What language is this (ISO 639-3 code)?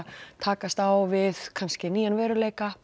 isl